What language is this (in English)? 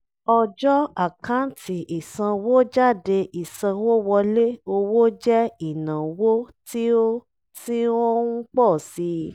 Yoruba